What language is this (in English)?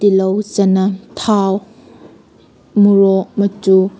Manipuri